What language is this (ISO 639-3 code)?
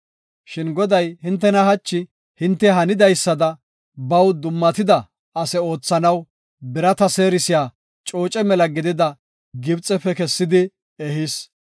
gof